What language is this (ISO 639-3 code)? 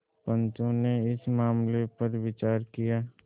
hin